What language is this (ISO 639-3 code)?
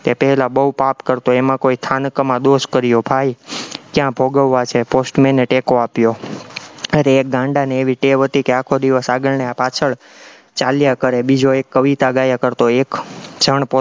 guj